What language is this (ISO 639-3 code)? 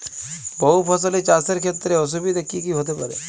ben